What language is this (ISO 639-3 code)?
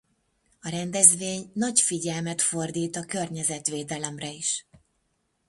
hun